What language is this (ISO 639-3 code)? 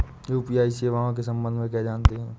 hin